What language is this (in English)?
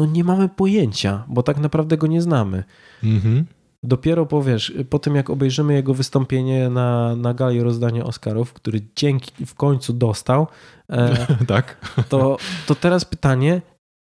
Polish